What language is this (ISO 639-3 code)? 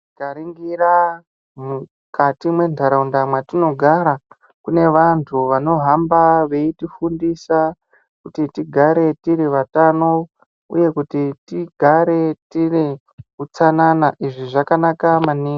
ndc